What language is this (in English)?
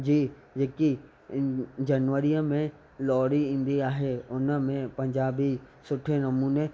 Sindhi